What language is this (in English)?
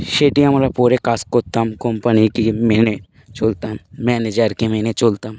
Bangla